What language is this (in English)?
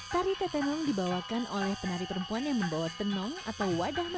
Indonesian